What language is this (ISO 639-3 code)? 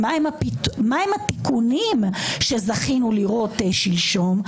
heb